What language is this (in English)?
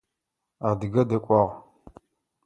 Adyghe